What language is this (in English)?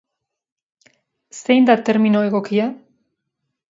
Basque